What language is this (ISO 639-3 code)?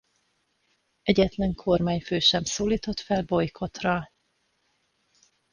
hun